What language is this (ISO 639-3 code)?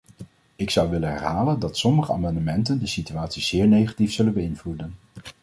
nld